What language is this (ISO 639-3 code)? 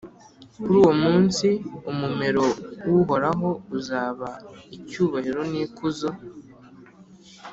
kin